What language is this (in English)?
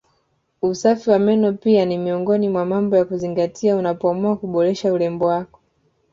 Swahili